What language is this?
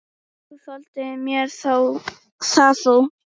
Icelandic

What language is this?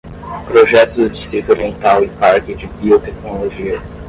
Portuguese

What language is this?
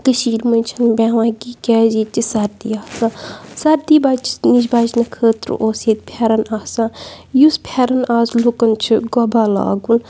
Kashmiri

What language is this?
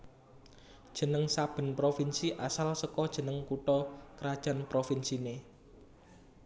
Javanese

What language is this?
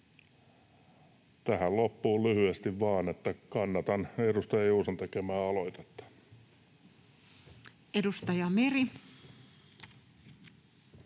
Finnish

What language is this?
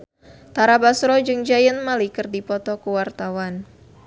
Sundanese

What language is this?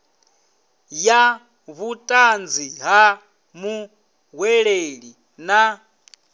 Venda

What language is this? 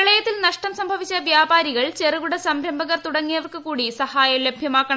Malayalam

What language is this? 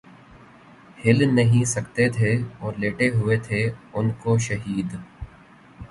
Urdu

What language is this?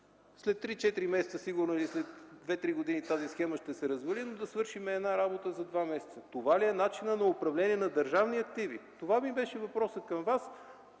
Bulgarian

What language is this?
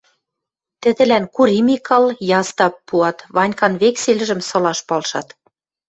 Western Mari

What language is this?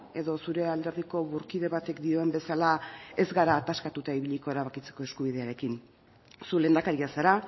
Basque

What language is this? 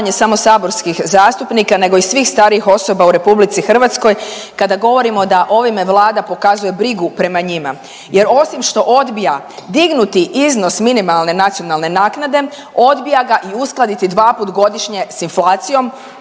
Croatian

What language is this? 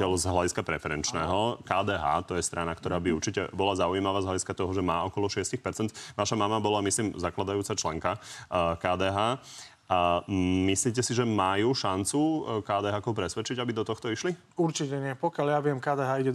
Slovak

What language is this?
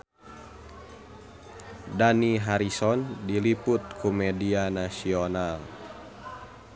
Sundanese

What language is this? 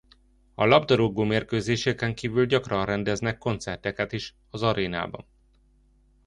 Hungarian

